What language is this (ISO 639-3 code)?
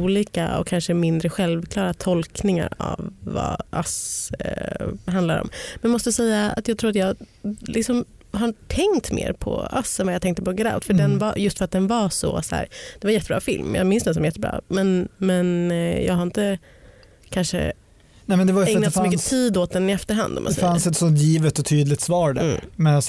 swe